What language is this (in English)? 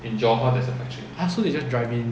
English